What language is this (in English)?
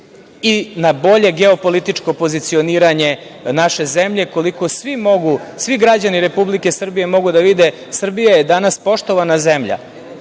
Serbian